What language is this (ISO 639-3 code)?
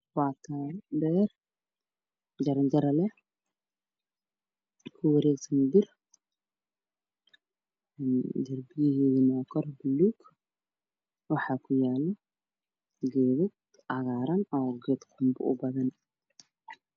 som